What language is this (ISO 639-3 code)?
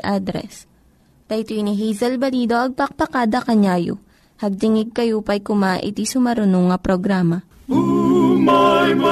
fil